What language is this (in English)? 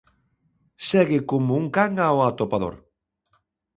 Galician